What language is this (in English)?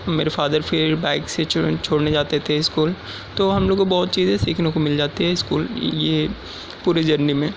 Urdu